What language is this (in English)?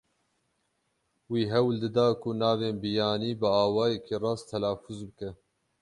Kurdish